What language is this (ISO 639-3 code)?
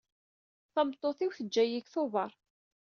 kab